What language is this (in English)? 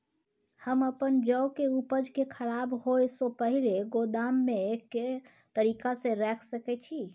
Maithili